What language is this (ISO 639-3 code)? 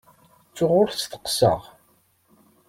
kab